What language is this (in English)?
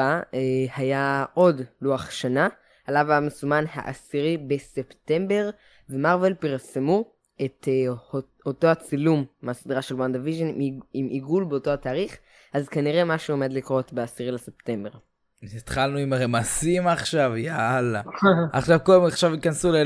Hebrew